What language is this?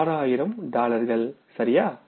Tamil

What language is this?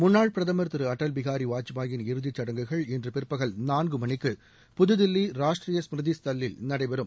Tamil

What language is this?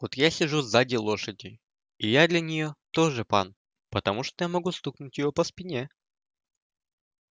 Russian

